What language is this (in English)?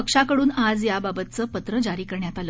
Marathi